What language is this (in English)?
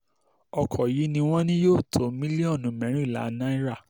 Yoruba